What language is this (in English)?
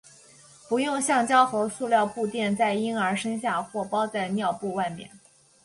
Chinese